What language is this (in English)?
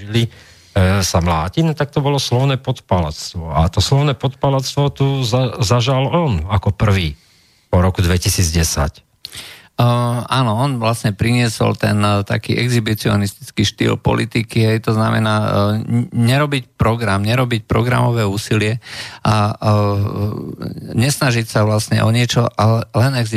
Slovak